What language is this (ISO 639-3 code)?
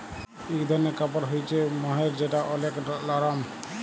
ben